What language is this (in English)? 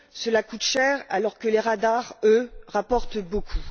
French